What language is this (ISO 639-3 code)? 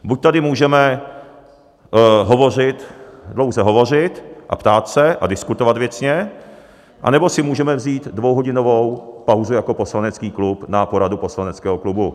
ces